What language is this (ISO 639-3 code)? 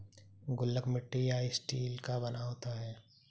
hin